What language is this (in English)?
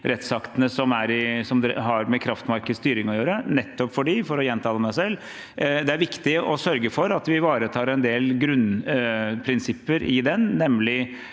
Norwegian